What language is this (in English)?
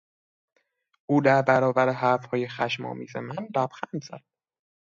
Persian